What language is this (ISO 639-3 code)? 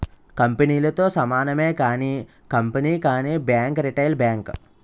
tel